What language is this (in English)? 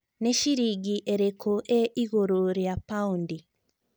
Kikuyu